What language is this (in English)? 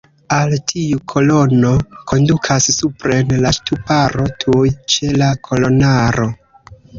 Esperanto